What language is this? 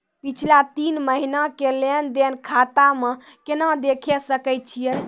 Maithili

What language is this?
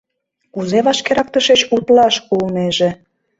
Mari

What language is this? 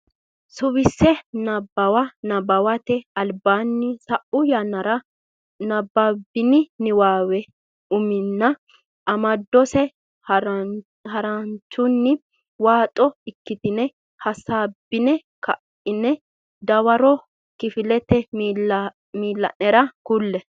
Sidamo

